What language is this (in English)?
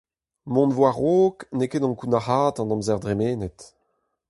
Breton